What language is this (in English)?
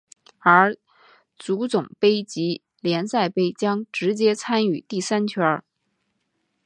Chinese